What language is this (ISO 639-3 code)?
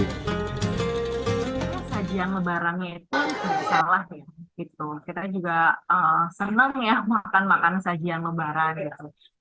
ind